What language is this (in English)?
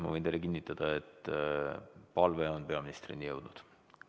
Estonian